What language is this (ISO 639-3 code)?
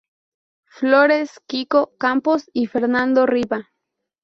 spa